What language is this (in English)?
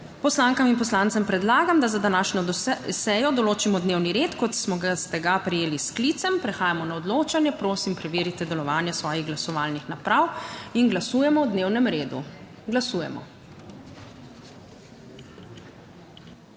Slovenian